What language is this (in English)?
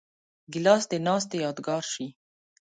Pashto